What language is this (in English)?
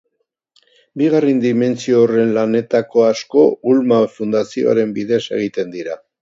Basque